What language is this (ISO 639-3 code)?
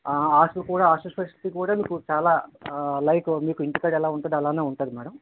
tel